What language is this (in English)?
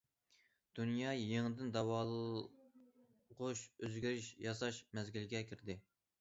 Uyghur